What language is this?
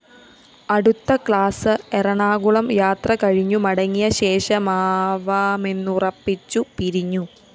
Malayalam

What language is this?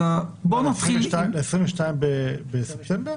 Hebrew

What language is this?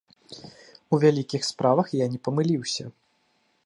Belarusian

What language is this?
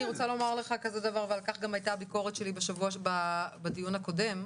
Hebrew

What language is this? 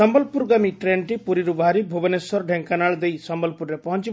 Odia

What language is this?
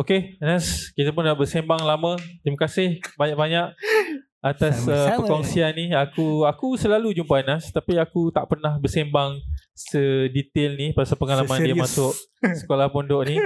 Malay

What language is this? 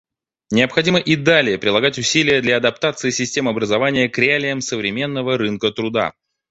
Russian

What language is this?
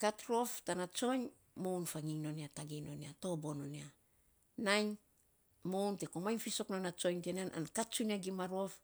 Saposa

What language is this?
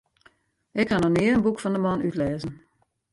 Western Frisian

